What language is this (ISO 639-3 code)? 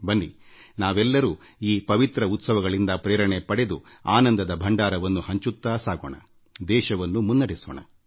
kan